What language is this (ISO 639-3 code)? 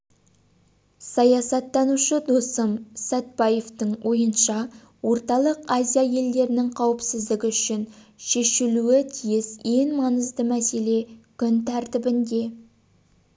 kaz